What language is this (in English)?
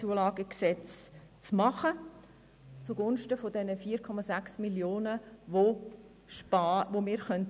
Swiss German